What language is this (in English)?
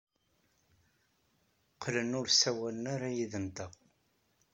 Kabyle